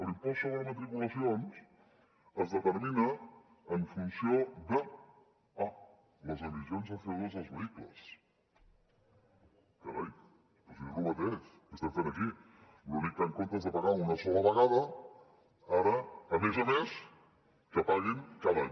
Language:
Catalan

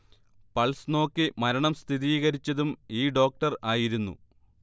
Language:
Malayalam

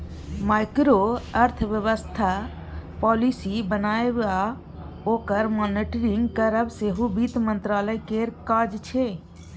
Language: Maithili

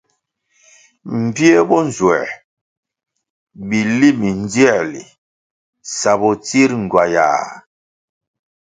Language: Kwasio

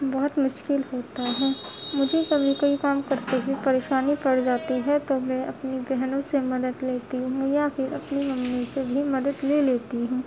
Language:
Urdu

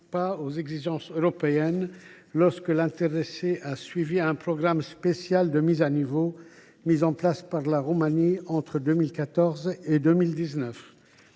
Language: French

